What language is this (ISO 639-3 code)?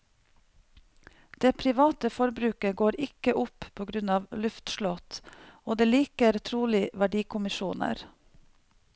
nor